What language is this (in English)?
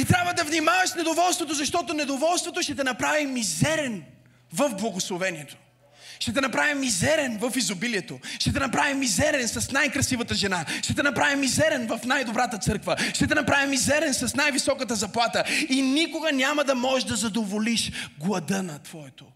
Bulgarian